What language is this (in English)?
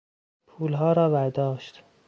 Persian